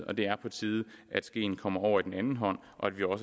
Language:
Danish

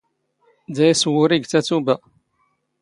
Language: Standard Moroccan Tamazight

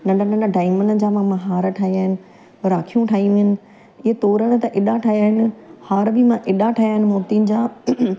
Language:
Sindhi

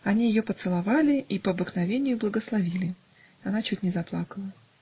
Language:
Russian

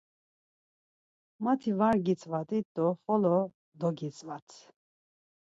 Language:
Laz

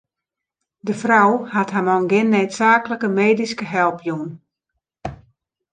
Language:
Western Frisian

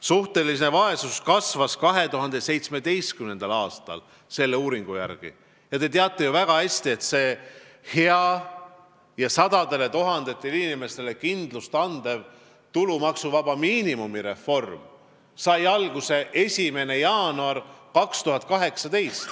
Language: Estonian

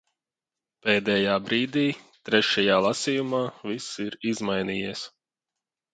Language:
Latvian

